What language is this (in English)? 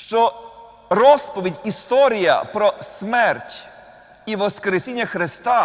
Ukrainian